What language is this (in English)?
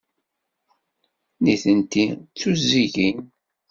Kabyle